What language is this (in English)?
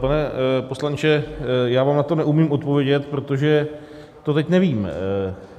Czech